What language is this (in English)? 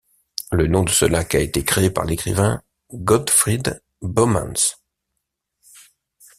French